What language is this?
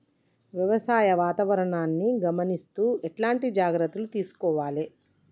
Telugu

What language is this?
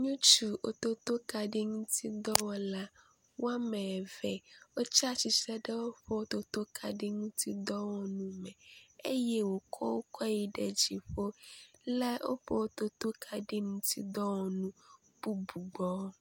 Ewe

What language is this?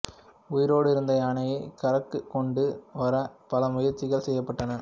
Tamil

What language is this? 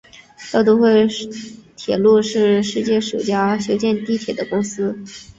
Chinese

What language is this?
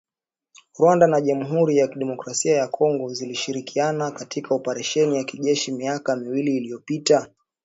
Swahili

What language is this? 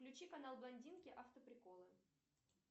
Russian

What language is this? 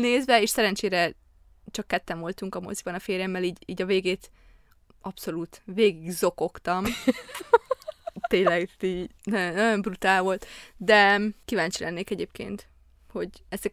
Hungarian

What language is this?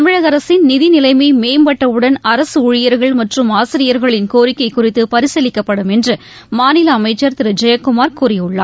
Tamil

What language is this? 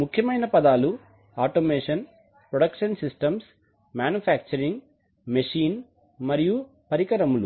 Telugu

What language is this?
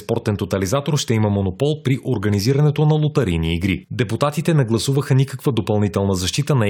Bulgarian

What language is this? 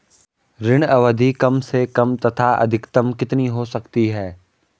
Hindi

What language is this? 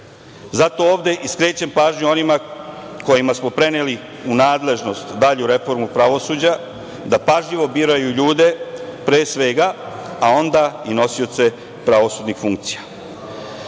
Serbian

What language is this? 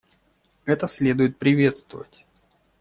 Russian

